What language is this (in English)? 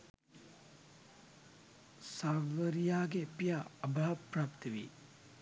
Sinhala